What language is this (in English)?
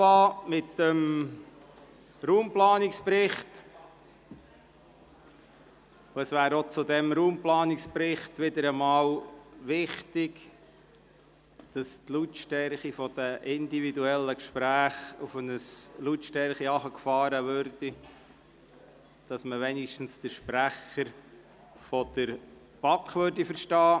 Swiss German